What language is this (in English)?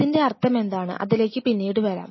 Malayalam